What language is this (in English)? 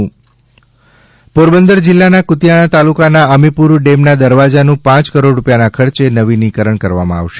Gujarati